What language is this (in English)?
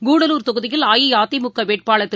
Tamil